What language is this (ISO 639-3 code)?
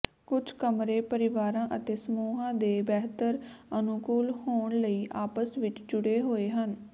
pan